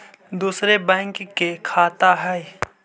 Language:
Magahi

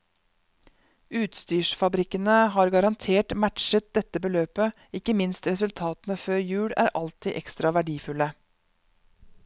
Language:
Norwegian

